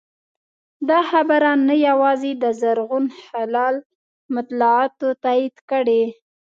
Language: Pashto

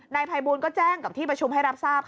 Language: Thai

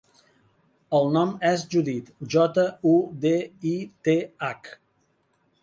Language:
Catalan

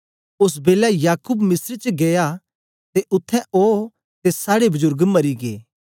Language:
Dogri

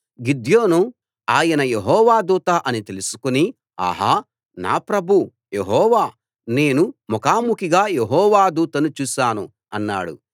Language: Telugu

